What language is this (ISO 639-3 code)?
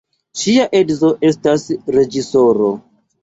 epo